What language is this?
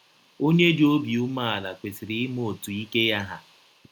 Igbo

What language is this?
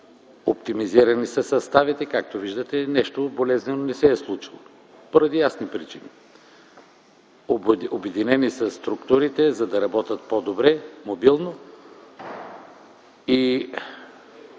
Bulgarian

